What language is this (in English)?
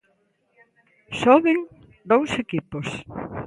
Galician